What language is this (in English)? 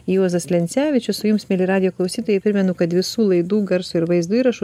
Lithuanian